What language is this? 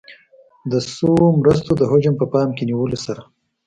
Pashto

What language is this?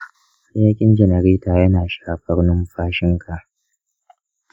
Hausa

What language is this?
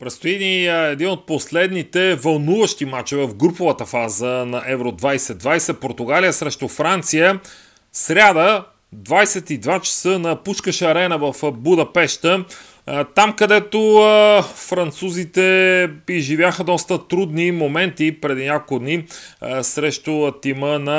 Bulgarian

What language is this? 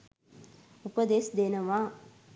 Sinhala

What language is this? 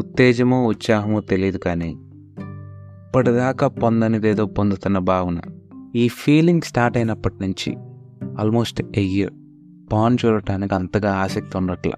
Telugu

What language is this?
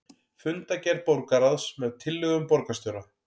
Icelandic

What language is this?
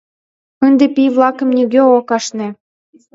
Mari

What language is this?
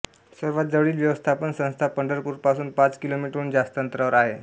Marathi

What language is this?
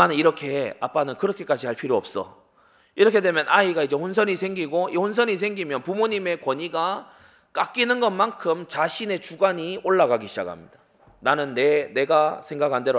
Korean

